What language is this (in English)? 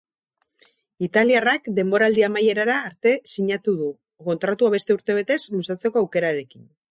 Basque